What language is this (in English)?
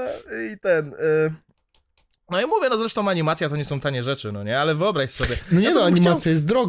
Polish